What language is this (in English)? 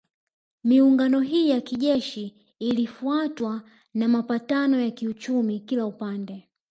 Swahili